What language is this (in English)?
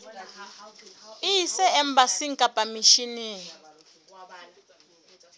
Southern Sotho